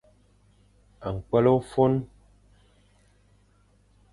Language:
Fang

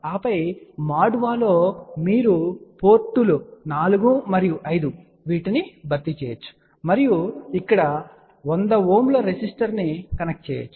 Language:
Telugu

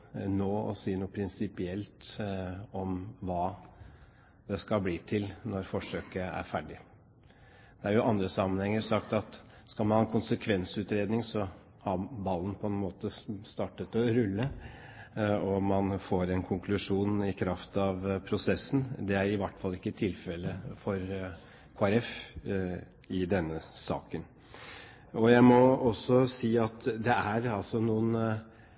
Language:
Norwegian Bokmål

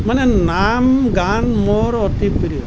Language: Assamese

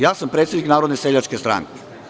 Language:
Serbian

